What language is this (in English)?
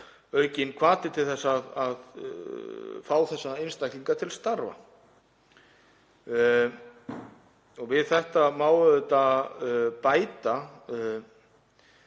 Icelandic